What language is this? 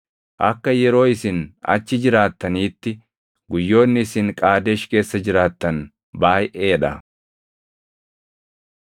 Oromo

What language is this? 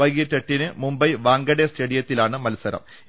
Malayalam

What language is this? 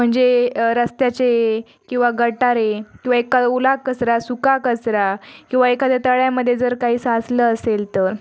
Marathi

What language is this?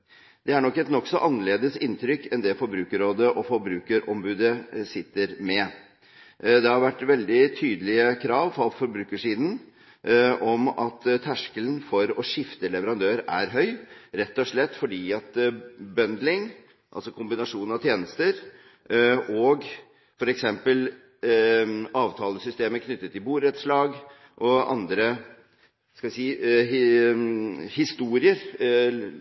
Norwegian Bokmål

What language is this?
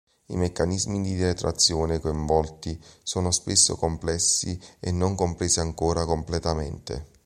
Italian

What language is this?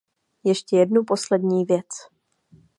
Czech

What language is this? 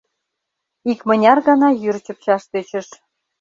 Mari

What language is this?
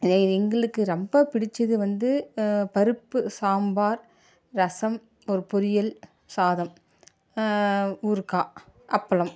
Tamil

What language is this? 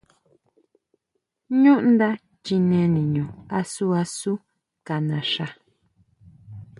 Huautla Mazatec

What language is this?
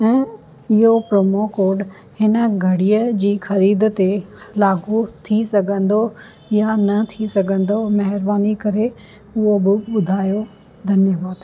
Sindhi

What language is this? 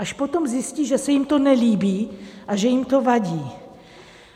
Czech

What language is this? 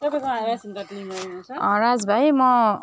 Nepali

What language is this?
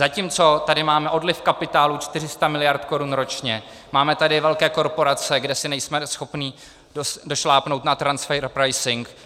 Czech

